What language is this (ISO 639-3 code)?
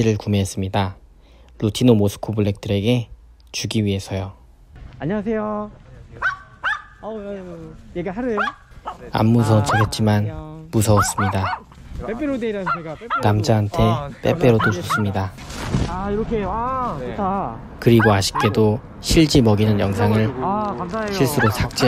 kor